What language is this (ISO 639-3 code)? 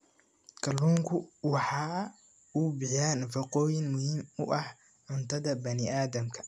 som